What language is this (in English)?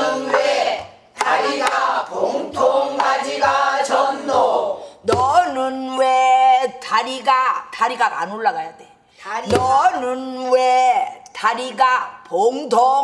Korean